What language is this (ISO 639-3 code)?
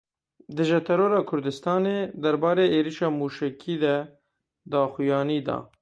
kur